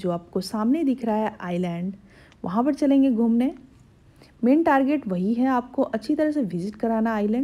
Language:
Hindi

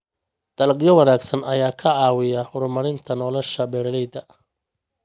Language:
Somali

